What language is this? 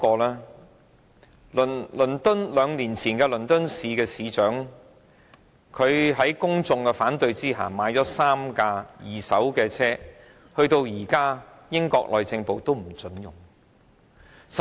Cantonese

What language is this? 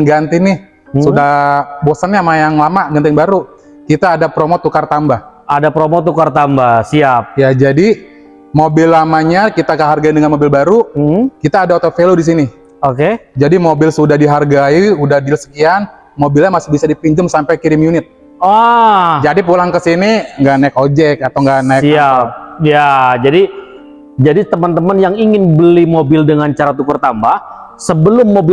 Indonesian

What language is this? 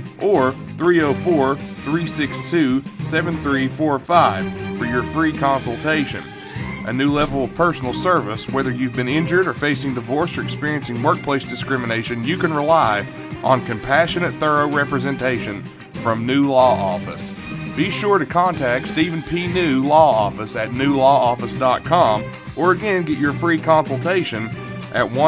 English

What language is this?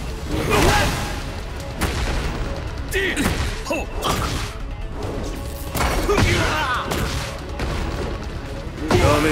Japanese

